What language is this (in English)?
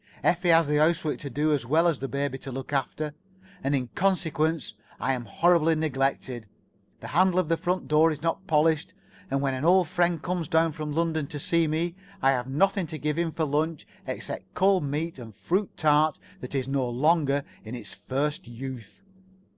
English